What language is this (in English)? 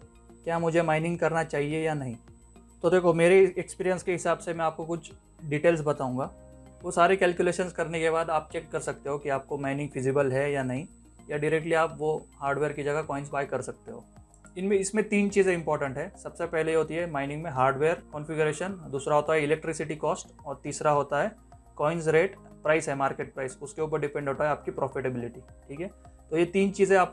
Hindi